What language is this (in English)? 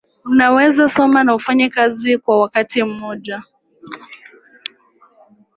Swahili